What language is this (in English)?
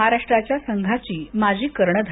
Marathi